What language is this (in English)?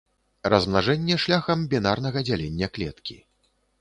Belarusian